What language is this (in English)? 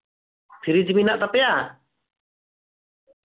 Santali